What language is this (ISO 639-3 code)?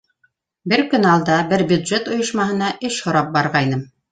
bak